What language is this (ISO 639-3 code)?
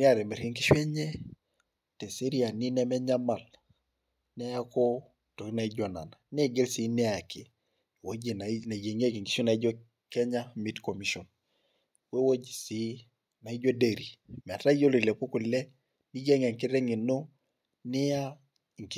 mas